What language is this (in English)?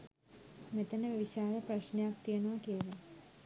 Sinhala